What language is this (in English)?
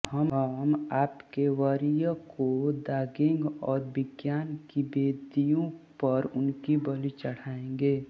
Hindi